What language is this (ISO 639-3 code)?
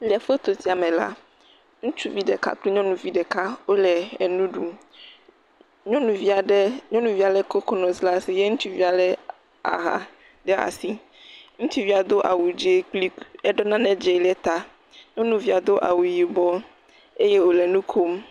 ewe